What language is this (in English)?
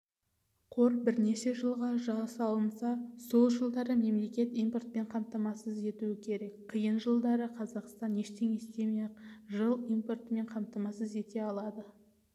Kazakh